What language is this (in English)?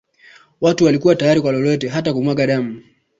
Swahili